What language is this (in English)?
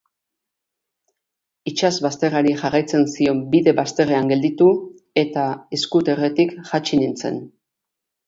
Basque